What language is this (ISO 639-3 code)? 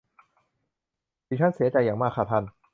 tha